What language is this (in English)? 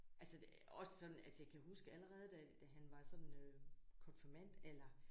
Danish